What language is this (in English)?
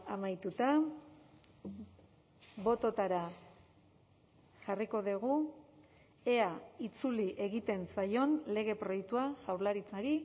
Basque